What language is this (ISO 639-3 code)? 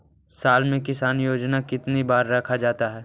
mag